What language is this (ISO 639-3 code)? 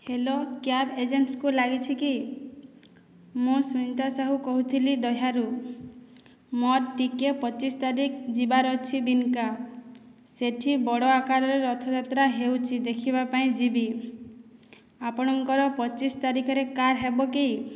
ori